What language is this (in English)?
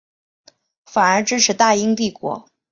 Chinese